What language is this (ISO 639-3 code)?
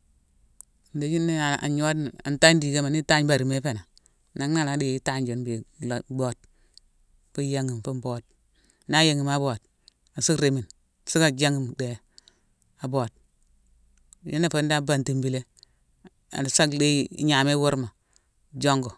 msw